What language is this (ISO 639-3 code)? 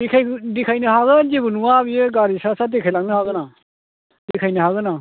brx